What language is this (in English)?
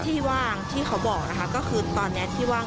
Thai